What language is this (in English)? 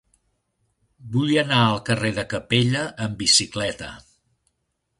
Catalan